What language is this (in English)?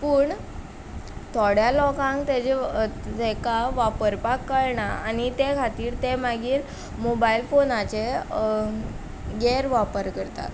Konkani